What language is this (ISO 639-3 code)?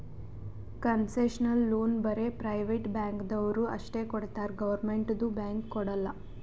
kan